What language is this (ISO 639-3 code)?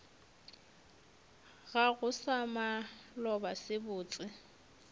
nso